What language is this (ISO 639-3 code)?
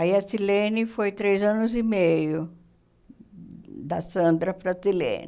por